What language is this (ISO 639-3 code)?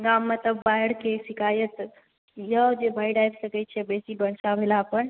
mai